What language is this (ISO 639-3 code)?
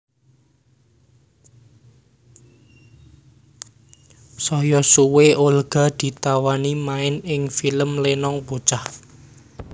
jav